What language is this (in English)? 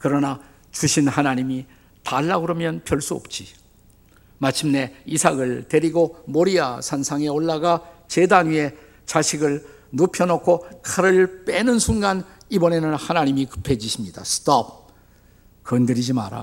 Korean